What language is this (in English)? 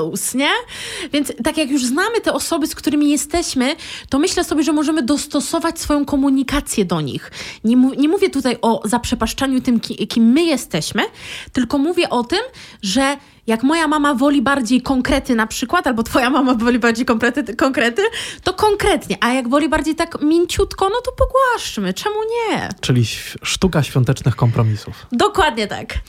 Polish